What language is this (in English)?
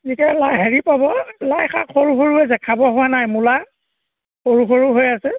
Assamese